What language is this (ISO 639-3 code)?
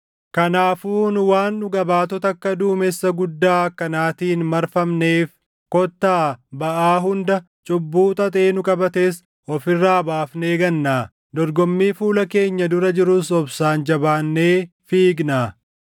orm